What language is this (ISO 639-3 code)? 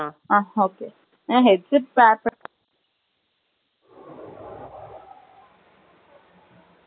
tam